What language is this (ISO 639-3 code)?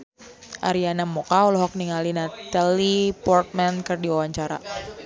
sun